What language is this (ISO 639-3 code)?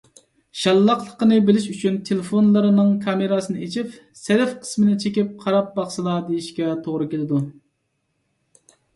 uig